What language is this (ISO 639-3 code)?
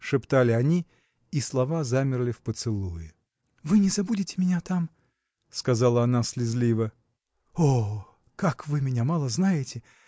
rus